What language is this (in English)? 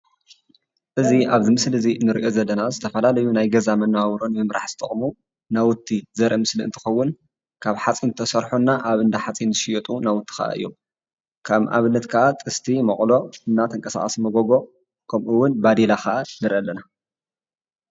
Tigrinya